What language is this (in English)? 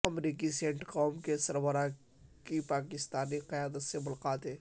Urdu